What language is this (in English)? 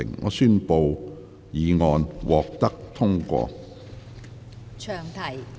Cantonese